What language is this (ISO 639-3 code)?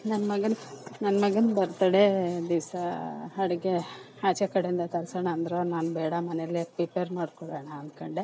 kan